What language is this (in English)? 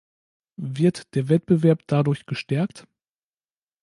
German